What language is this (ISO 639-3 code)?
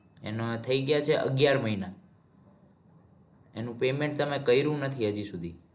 guj